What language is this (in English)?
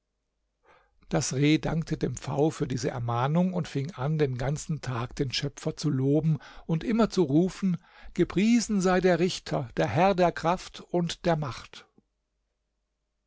German